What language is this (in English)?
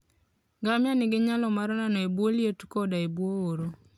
Luo (Kenya and Tanzania)